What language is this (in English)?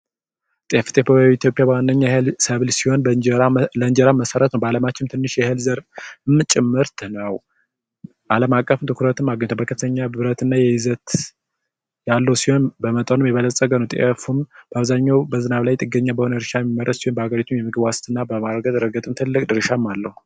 Amharic